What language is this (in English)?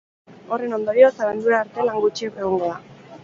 Basque